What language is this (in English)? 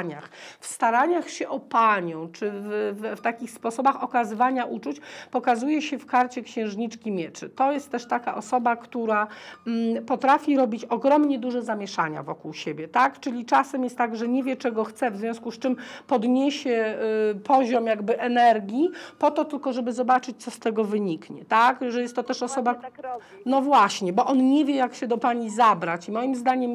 Polish